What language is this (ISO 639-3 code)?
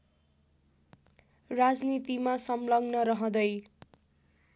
nep